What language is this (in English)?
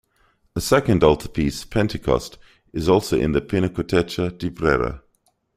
English